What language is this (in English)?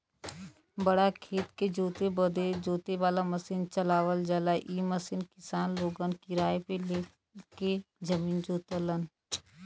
Bhojpuri